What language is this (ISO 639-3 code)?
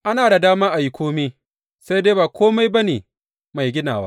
hau